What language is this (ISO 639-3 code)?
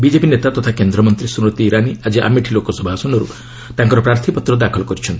ori